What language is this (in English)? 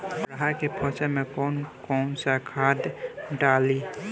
Bhojpuri